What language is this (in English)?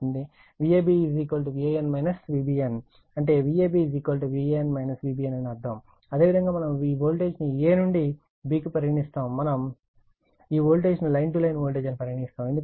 Telugu